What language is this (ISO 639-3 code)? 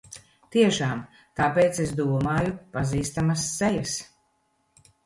lav